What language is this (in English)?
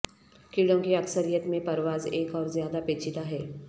Urdu